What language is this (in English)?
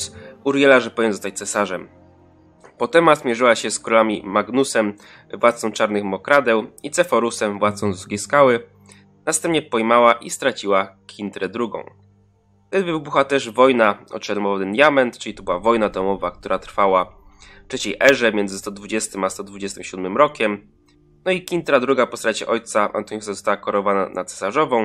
Polish